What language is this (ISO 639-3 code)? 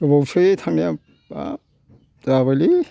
brx